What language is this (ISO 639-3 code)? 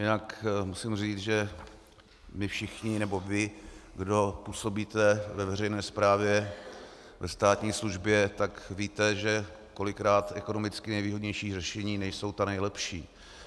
ces